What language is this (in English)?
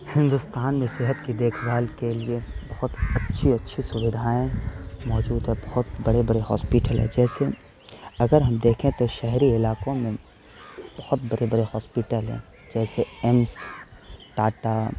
Urdu